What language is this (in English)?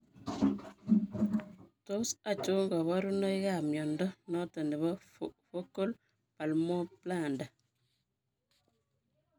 Kalenjin